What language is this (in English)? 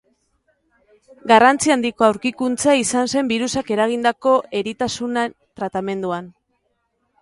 Basque